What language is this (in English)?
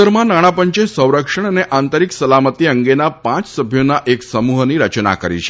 Gujarati